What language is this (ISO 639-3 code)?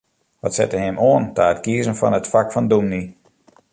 fry